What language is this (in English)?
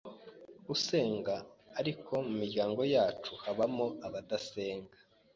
Kinyarwanda